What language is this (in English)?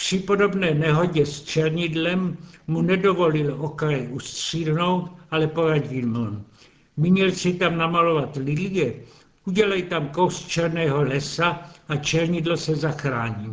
Czech